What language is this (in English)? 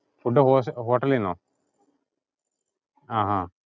Malayalam